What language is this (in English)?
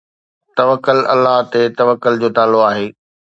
Sindhi